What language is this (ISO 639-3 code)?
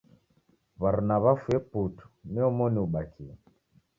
dav